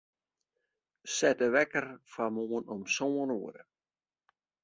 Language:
Western Frisian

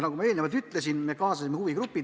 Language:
Estonian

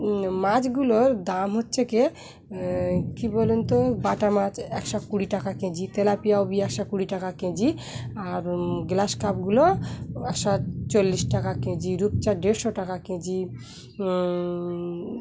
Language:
Bangla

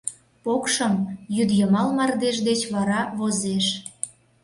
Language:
Mari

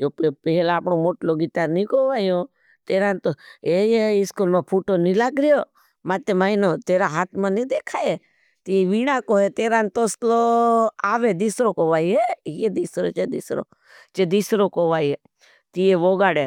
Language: Bhili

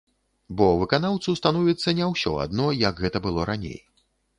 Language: Belarusian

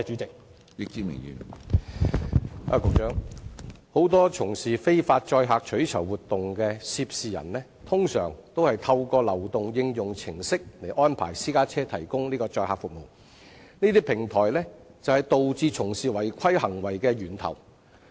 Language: Cantonese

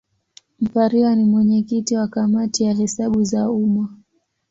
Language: Swahili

